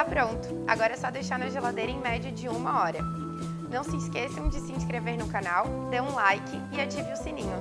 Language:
Portuguese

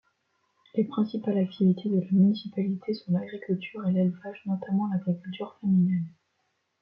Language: French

